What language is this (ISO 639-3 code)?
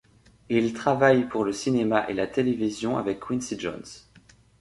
fra